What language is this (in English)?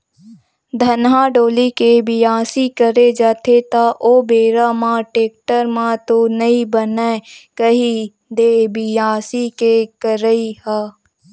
Chhattisgarhi